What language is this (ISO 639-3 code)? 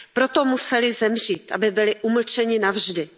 ces